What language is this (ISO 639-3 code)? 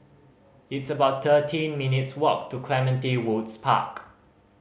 eng